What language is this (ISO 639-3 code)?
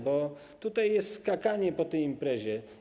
pol